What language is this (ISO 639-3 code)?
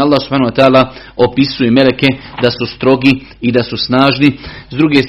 hrv